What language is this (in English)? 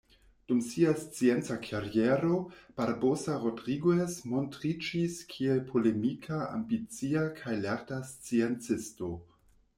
Esperanto